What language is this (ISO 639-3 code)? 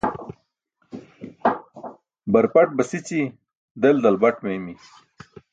bsk